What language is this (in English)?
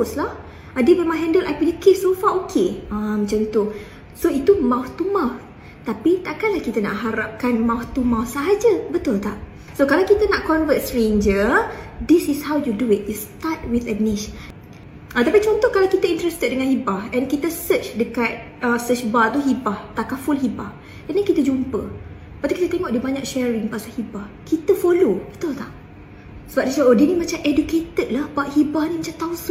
Malay